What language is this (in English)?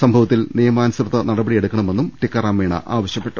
Malayalam